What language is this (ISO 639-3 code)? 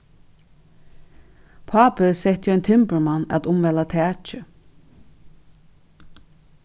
fao